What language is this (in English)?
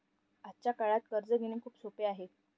Marathi